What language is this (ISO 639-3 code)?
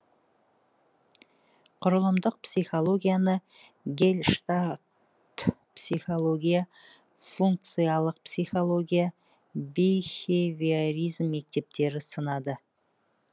kaz